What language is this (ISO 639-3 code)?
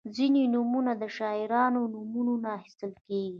pus